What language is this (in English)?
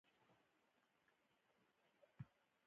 Pashto